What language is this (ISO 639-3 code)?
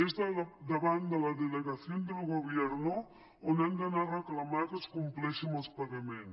cat